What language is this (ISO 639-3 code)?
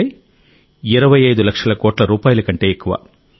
tel